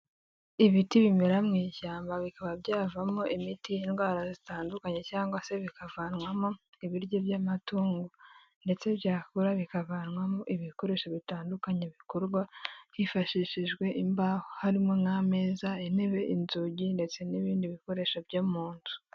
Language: Kinyarwanda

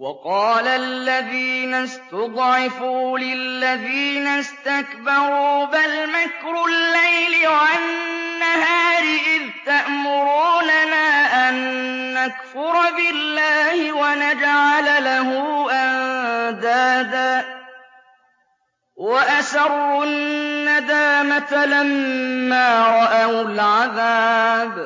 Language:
Arabic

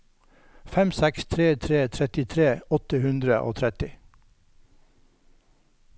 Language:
Norwegian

